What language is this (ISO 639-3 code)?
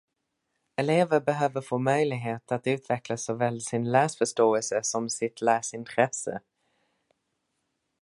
swe